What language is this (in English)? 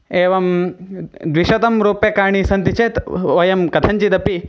Sanskrit